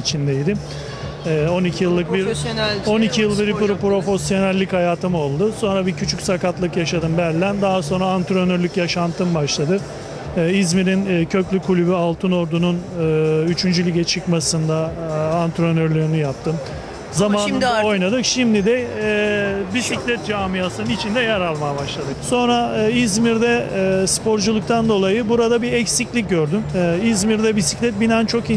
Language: Turkish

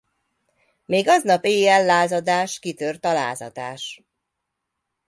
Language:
Hungarian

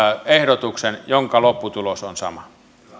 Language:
Finnish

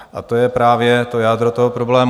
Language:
Czech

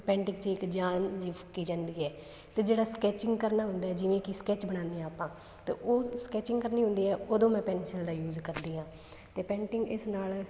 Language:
Punjabi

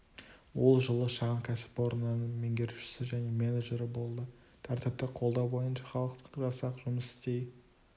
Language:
Kazakh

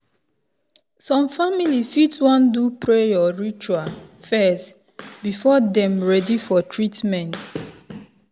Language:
Nigerian Pidgin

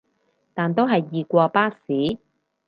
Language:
Cantonese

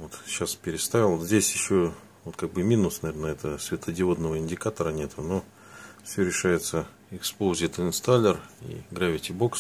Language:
Russian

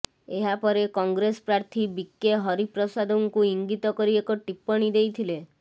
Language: Odia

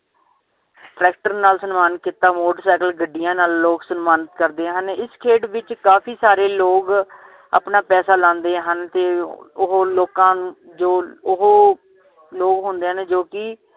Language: Punjabi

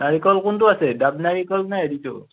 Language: Assamese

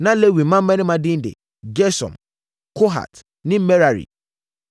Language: Akan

